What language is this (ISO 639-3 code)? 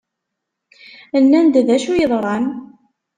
kab